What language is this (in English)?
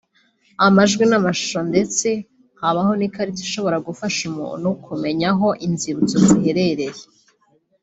Kinyarwanda